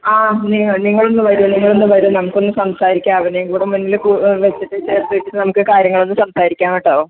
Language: Malayalam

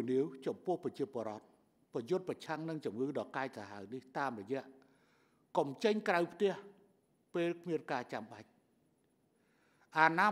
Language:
Thai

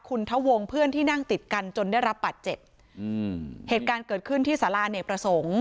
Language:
Thai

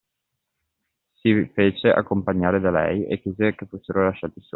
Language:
Italian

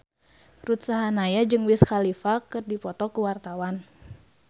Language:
Sundanese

